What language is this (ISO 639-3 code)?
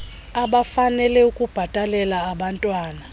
xho